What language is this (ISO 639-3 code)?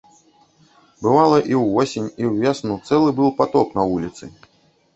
bel